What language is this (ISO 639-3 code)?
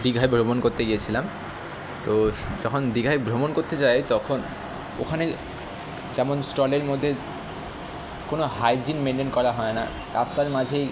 ben